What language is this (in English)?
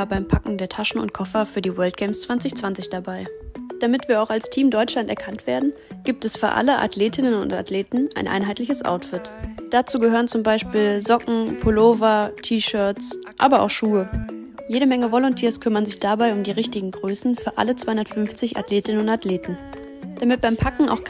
German